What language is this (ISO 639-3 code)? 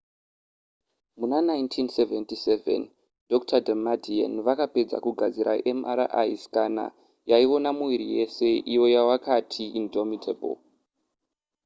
sna